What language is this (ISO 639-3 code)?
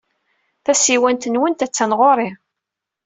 kab